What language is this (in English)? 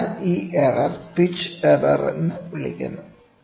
Malayalam